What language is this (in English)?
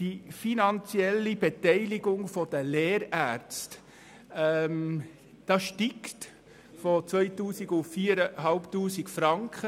Swiss German